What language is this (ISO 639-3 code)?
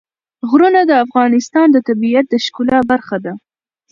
pus